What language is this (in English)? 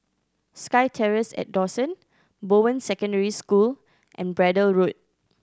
English